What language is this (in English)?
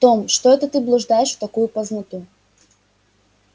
Russian